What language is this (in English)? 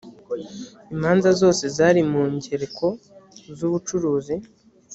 Kinyarwanda